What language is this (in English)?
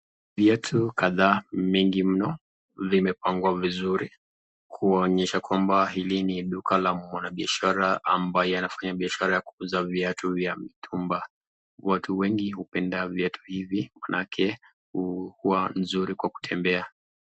Swahili